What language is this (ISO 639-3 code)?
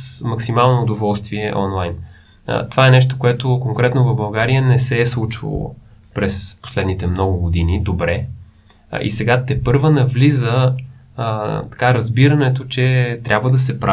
bul